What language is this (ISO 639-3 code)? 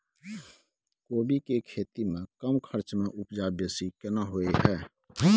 mai